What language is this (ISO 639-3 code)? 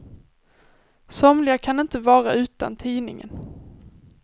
swe